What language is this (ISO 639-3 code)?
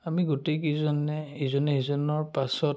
asm